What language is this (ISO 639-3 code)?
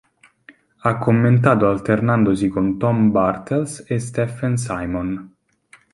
ita